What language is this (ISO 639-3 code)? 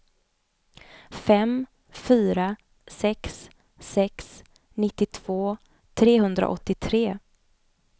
swe